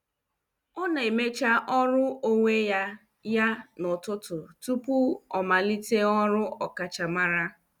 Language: Igbo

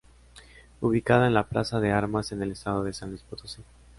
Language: Spanish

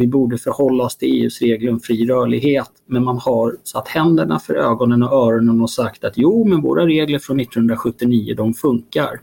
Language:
Swedish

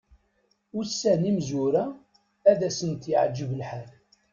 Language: Kabyle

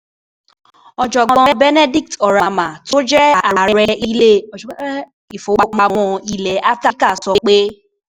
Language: Yoruba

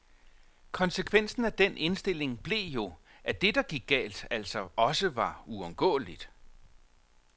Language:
Danish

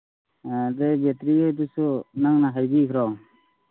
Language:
Manipuri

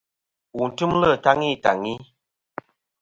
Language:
Kom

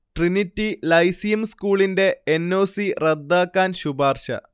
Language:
Malayalam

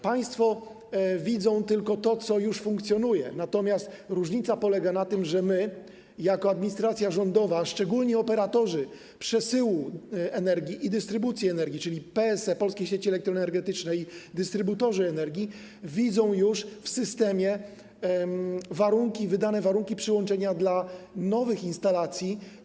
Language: Polish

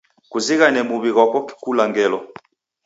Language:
Taita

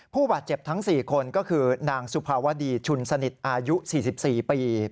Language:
Thai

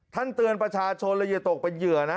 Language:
Thai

